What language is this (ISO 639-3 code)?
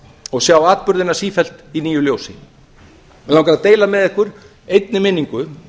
isl